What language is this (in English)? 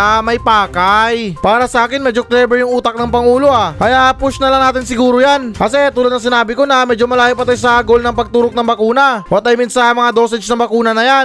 Filipino